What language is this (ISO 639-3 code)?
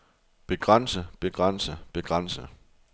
dan